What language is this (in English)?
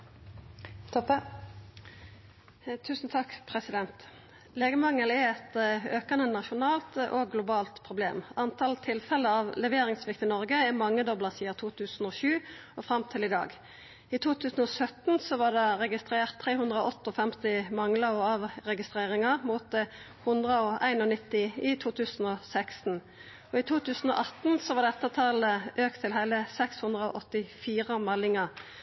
Norwegian Nynorsk